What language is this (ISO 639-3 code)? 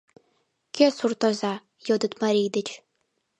chm